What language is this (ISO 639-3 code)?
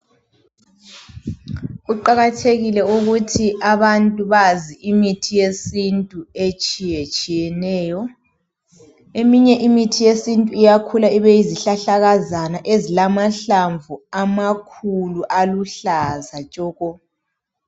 nde